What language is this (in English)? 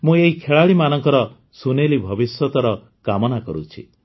Odia